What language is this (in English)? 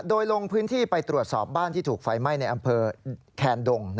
Thai